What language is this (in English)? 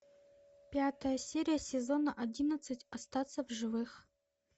Russian